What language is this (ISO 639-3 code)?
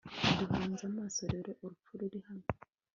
kin